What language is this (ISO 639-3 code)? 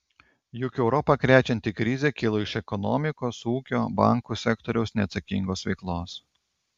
lit